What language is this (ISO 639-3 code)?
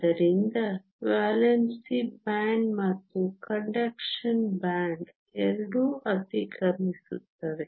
kan